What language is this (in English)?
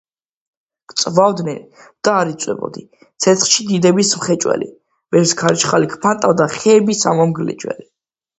Georgian